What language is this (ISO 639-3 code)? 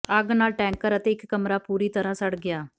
pan